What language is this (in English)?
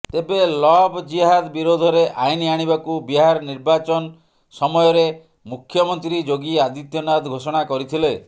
Odia